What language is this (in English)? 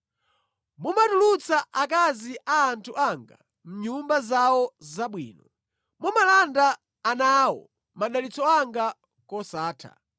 Nyanja